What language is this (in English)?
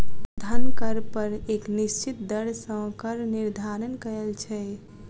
Maithili